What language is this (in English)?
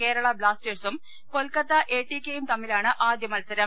Malayalam